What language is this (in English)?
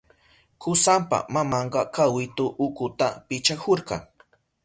Southern Pastaza Quechua